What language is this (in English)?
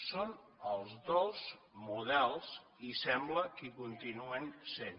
Catalan